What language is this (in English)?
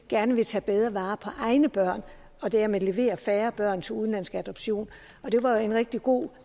Danish